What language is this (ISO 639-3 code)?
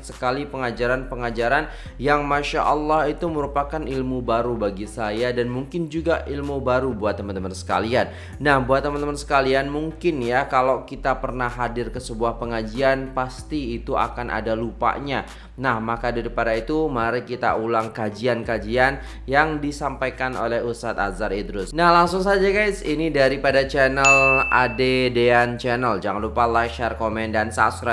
msa